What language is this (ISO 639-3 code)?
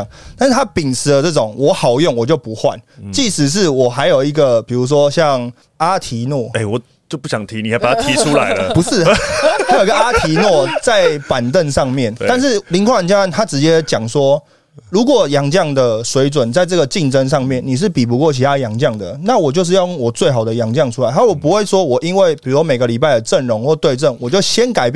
zho